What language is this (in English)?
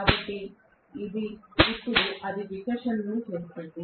Telugu